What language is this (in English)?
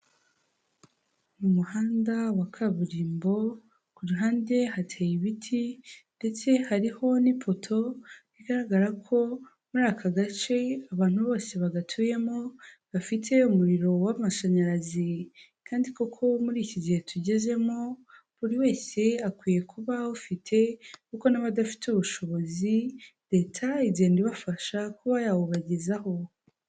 Kinyarwanda